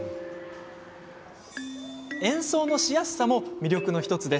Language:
Japanese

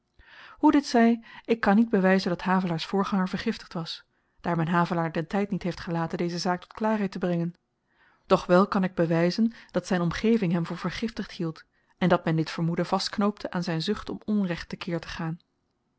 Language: Dutch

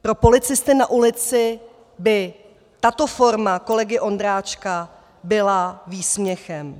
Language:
Czech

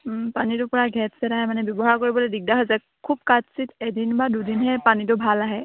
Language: Assamese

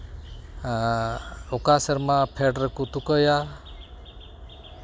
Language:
Santali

